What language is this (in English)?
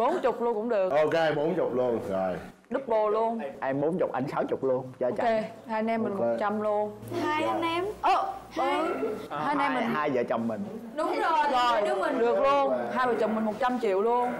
Vietnamese